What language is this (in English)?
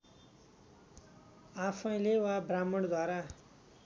Nepali